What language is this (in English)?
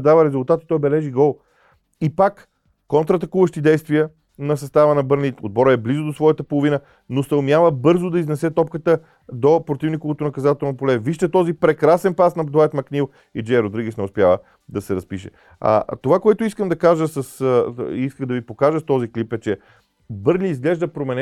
Bulgarian